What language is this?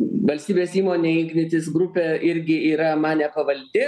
Lithuanian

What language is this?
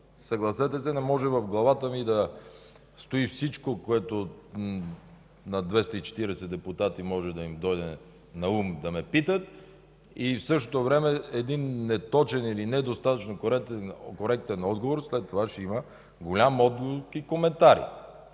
Bulgarian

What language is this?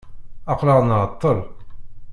Kabyle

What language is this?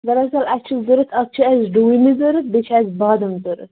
Kashmiri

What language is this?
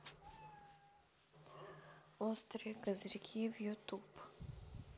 Russian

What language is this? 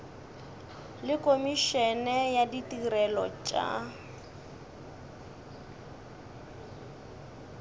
Northern Sotho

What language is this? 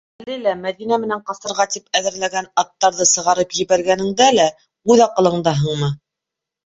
Bashkir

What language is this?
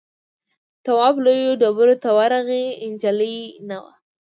Pashto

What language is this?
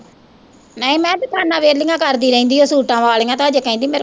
Punjabi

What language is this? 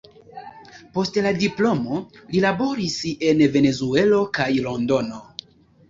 Esperanto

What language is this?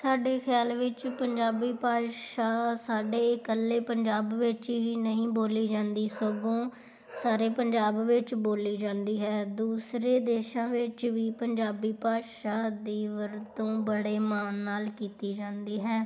Punjabi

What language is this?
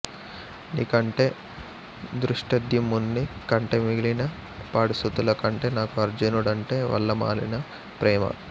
Telugu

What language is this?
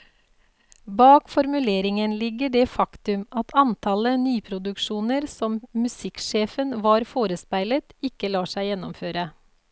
Norwegian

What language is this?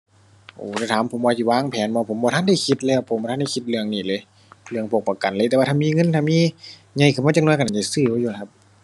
Thai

